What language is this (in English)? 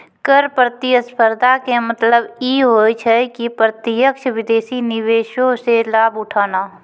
Maithili